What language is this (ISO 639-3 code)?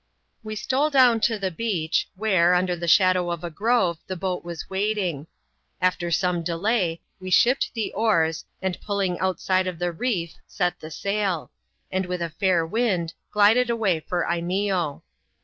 eng